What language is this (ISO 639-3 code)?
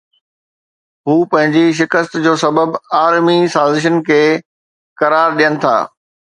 snd